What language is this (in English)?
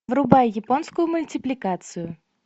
Russian